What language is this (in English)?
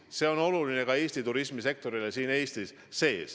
Estonian